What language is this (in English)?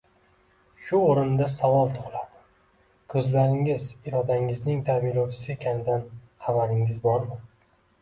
Uzbek